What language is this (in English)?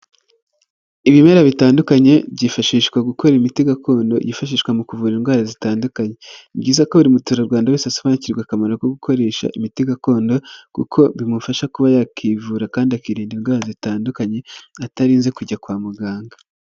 Kinyarwanda